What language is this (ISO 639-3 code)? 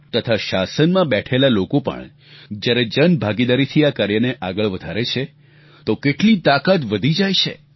guj